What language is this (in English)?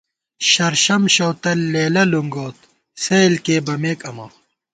Gawar-Bati